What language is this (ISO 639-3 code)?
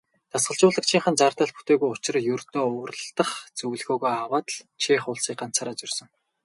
mon